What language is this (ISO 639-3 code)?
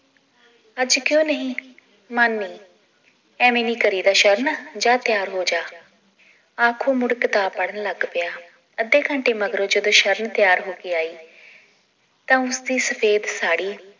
pan